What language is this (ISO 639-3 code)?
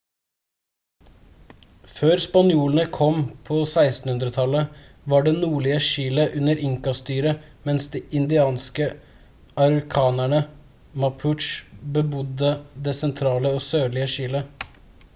nob